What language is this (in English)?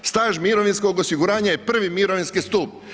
Croatian